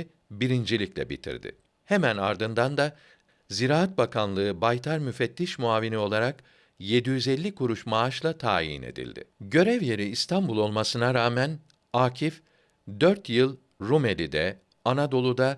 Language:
Turkish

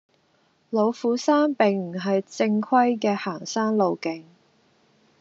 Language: Cantonese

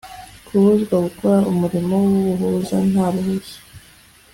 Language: Kinyarwanda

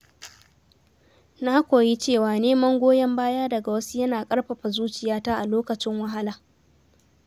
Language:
Hausa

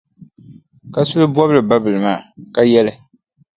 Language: Dagbani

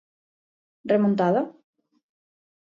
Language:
Galician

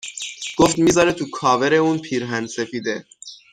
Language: Persian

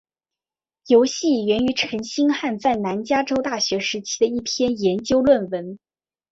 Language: Chinese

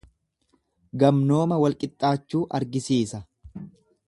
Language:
Oromo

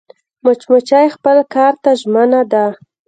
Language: Pashto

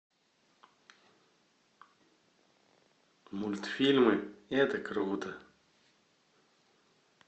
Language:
Russian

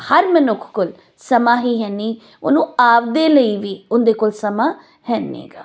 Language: Punjabi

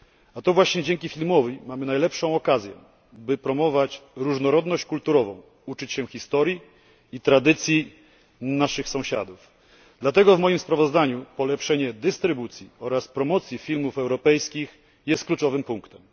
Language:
Polish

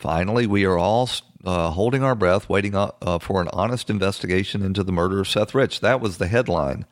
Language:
English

